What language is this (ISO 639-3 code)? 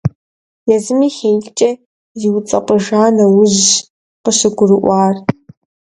kbd